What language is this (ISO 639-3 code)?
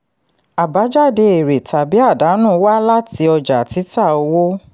yor